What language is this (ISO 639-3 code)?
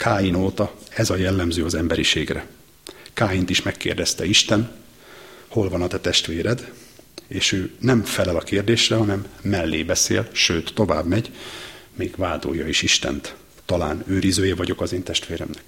hun